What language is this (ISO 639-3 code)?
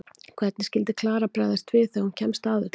isl